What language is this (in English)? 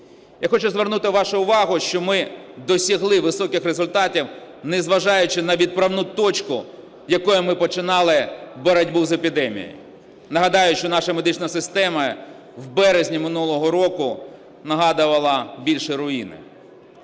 Ukrainian